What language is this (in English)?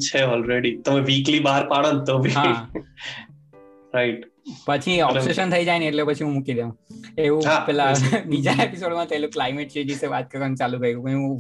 Gujarati